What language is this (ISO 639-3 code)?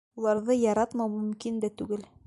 bak